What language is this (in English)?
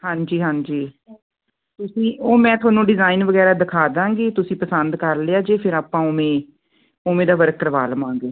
Punjabi